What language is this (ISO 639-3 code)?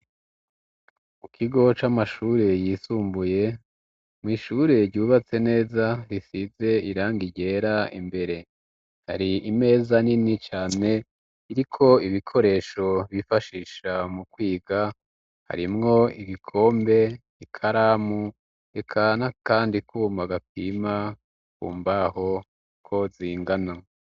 run